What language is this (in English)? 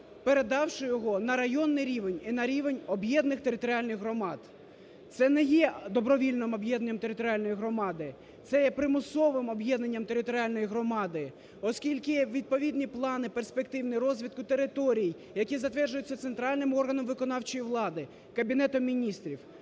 Ukrainian